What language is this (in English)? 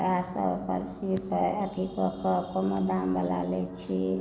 Maithili